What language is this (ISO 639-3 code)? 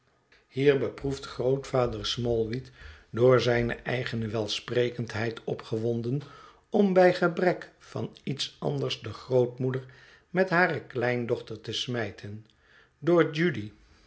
nld